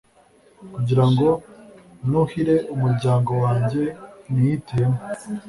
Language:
Kinyarwanda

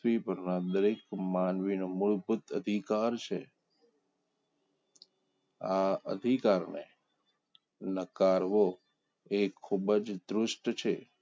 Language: Gujarati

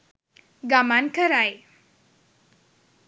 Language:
Sinhala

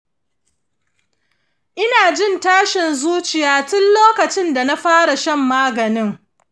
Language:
Hausa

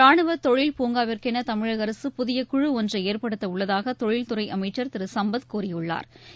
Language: Tamil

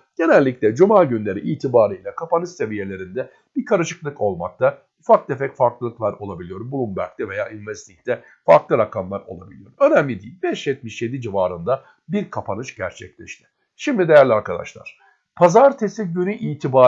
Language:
Turkish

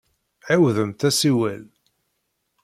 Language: Kabyle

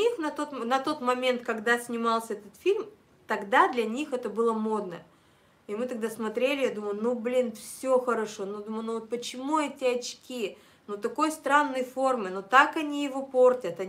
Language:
Russian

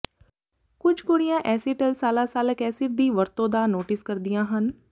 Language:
Punjabi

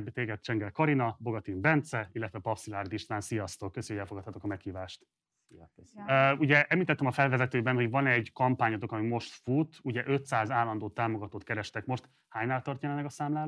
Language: Hungarian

